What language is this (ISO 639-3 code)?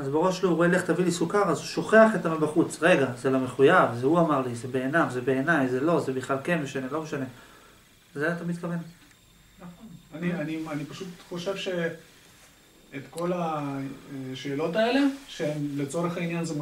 heb